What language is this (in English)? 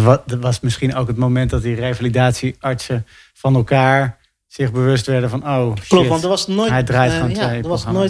Dutch